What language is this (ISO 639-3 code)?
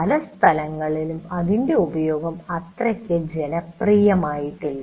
mal